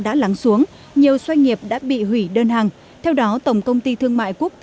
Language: Vietnamese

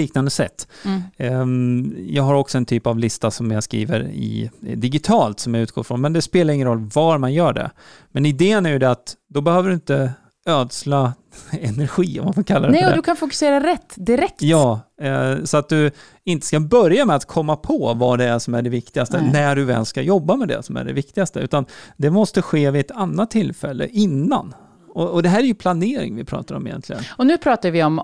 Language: Swedish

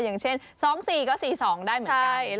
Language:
Thai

